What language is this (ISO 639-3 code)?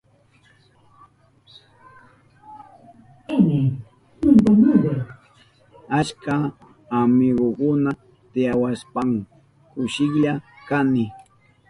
qup